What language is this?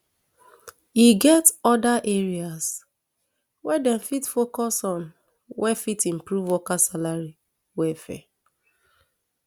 Nigerian Pidgin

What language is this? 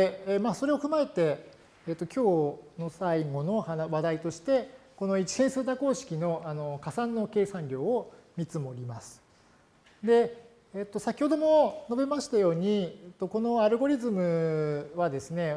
Japanese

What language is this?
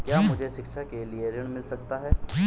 Hindi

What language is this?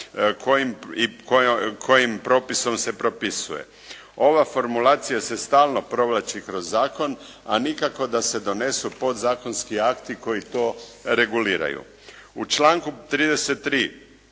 Croatian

